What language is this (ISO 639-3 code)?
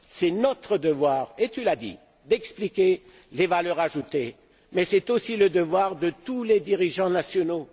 fra